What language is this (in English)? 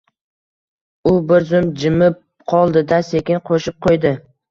Uzbek